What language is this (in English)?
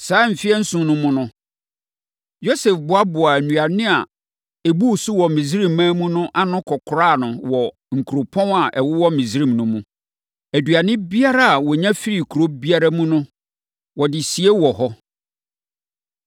Akan